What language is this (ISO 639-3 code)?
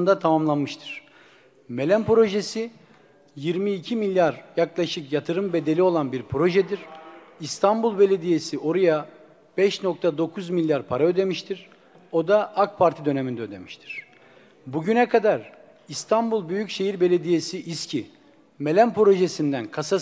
tur